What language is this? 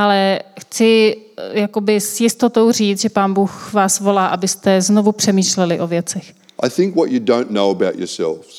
Czech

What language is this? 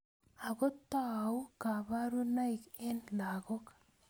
Kalenjin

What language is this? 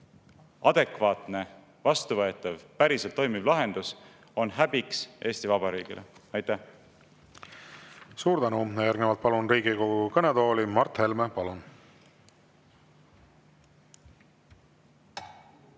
Estonian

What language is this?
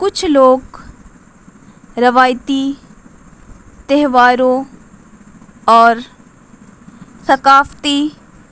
Urdu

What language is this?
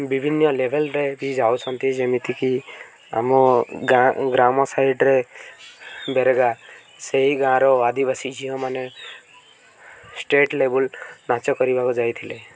Odia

